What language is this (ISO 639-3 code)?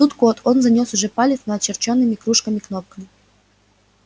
rus